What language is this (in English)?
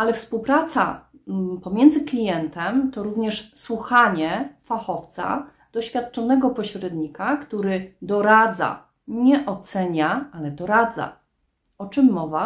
Polish